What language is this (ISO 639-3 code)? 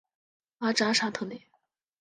zho